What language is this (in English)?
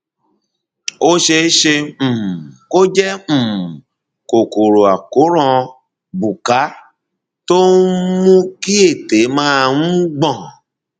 Yoruba